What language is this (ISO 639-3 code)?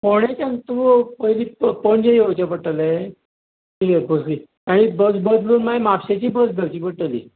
kok